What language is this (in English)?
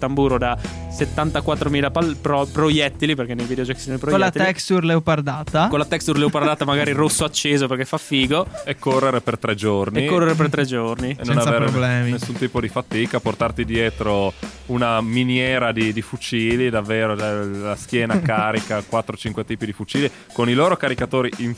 Italian